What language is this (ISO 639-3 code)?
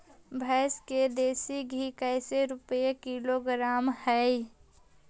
mag